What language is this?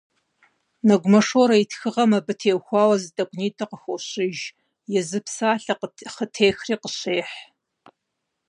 Kabardian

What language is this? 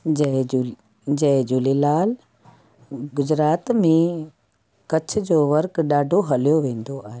Sindhi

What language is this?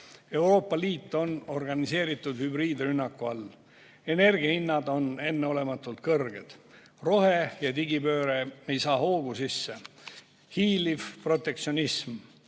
Estonian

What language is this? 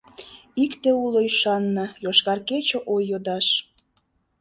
Mari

